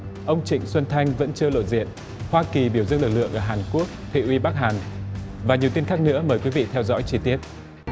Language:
Vietnamese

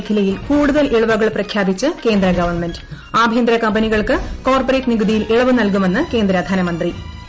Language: Malayalam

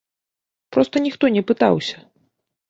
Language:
Belarusian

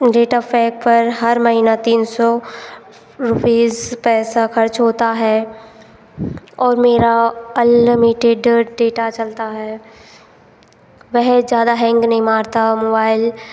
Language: Hindi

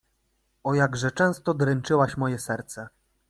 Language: Polish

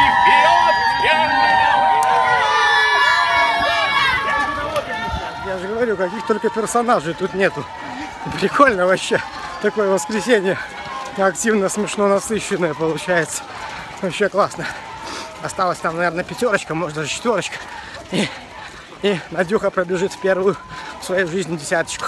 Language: Russian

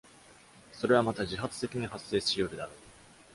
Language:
Japanese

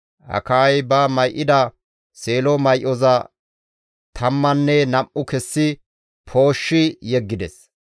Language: Gamo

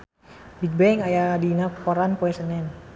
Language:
Sundanese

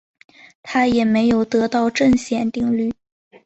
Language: Chinese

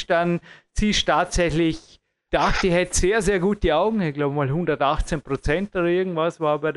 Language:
German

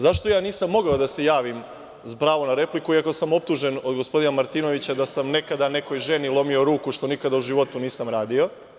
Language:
Serbian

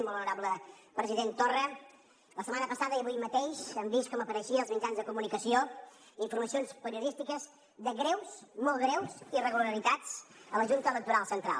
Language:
Catalan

